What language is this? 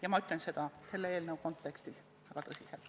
Estonian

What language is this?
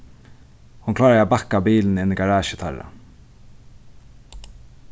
Faroese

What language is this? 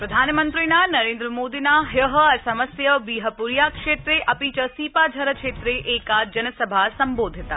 Sanskrit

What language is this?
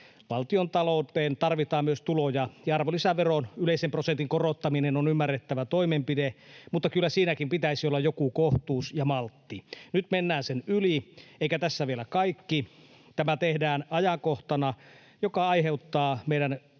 Finnish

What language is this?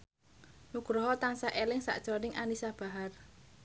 Javanese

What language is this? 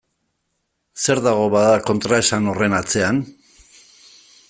Basque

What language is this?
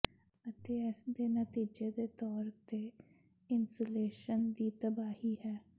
Punjabi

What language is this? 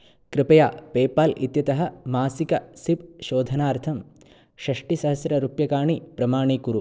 Sanskrit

